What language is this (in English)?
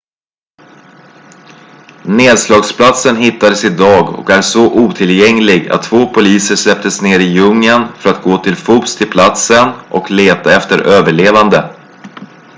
Swedish